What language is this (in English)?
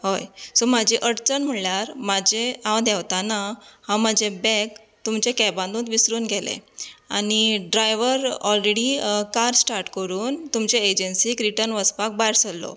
Konkani